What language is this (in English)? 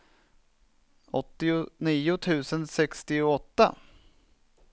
Swedish